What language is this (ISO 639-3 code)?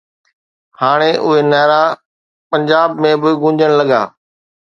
snd